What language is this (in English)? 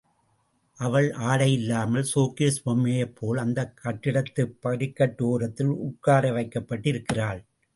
Tamil